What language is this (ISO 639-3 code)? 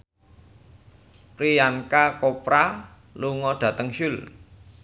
jav